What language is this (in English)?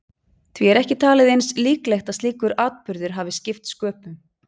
Icelandic